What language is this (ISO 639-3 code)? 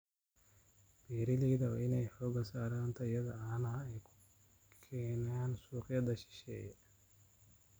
som